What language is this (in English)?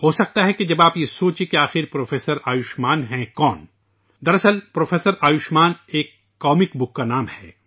Urdu